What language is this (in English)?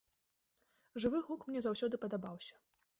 Belarusian